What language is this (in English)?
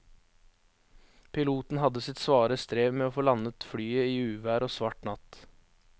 Norwegian